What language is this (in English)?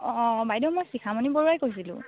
Assamese